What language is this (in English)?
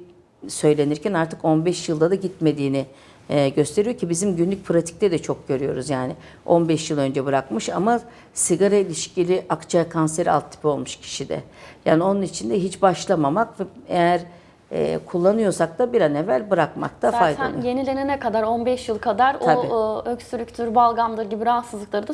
Turkish